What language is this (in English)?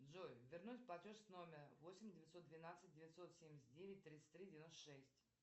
Russian